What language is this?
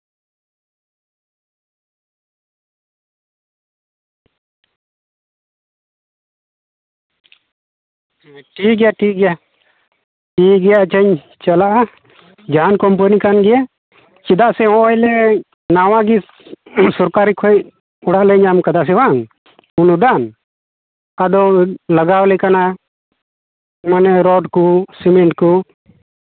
Santali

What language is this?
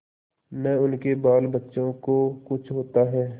Hindi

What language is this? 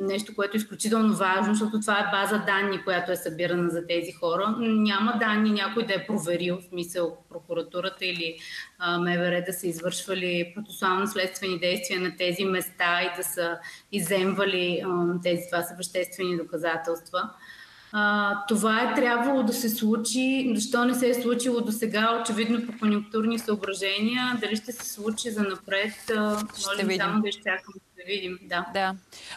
Bulgarian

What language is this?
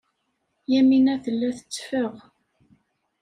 Kabyle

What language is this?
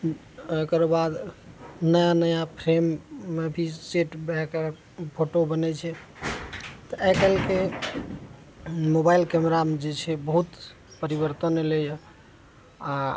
Maithili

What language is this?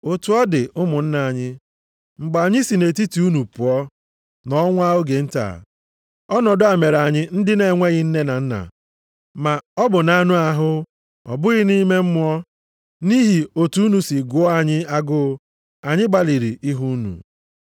Igbo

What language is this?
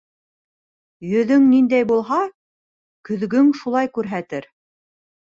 Bashkir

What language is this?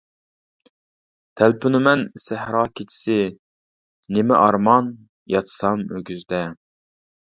Uyghur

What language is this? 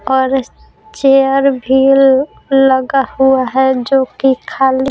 Hindi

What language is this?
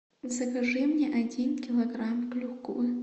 Russian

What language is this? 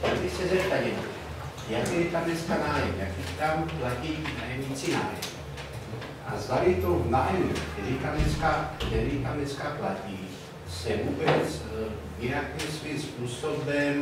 Czech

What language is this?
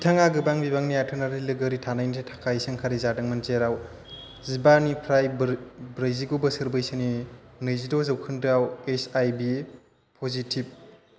Bodo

